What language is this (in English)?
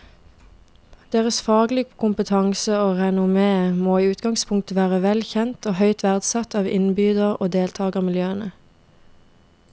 Norwegian